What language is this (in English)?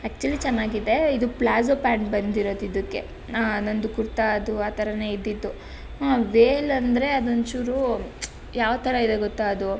Kannada